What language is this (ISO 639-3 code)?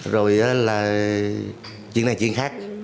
vie